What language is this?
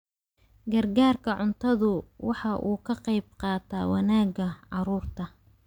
Somali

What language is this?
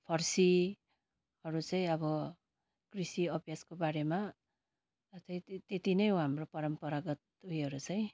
Nepali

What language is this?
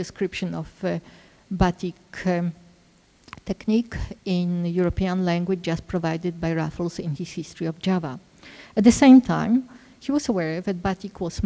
English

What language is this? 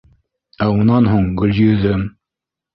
Bashkir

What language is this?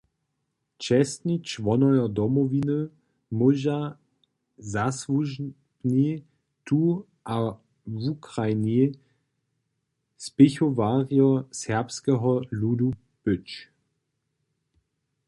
Upper Sorbian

